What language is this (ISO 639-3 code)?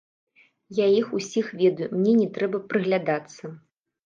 bel